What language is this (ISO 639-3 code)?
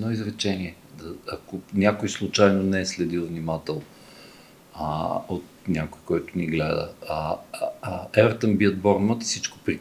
bul